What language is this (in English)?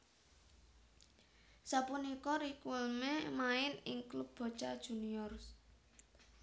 Javanese